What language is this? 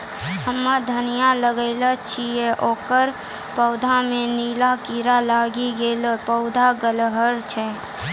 Maithili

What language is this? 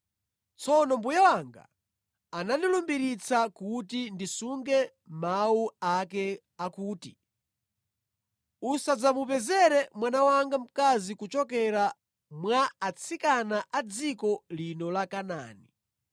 Nyanja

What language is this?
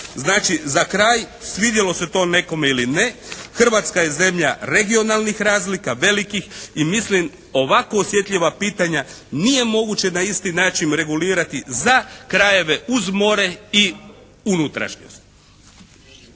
Croatian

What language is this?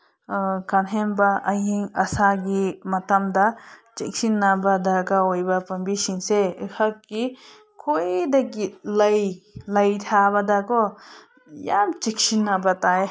Manipuri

